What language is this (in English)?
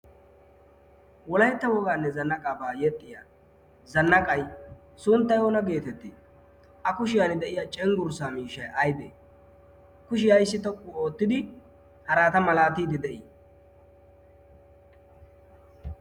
Wolaytta